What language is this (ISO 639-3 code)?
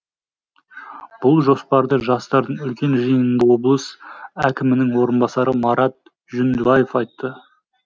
kaz